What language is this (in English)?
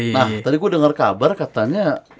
Indonesian